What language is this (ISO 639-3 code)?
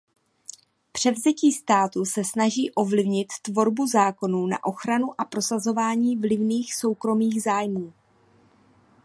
ces